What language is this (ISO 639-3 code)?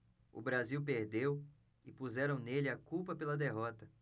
por